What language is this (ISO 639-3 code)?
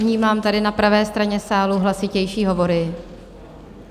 ces